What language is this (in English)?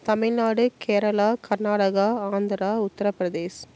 Tamil